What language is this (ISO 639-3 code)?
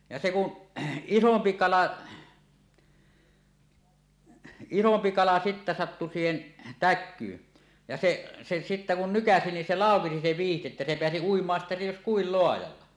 fin